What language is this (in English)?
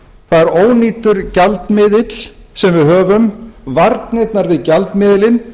Icelandic